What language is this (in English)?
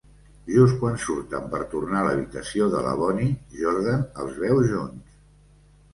Catalan